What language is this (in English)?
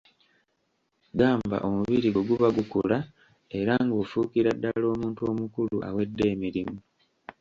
Ganda